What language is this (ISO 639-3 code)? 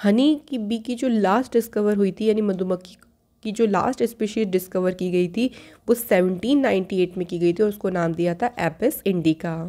hin